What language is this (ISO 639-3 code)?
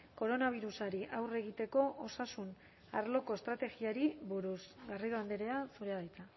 eus